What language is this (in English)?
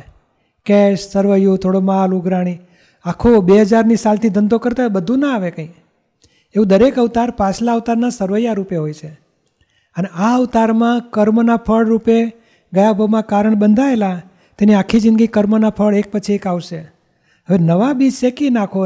Gujarati